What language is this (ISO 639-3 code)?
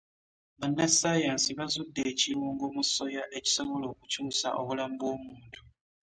lug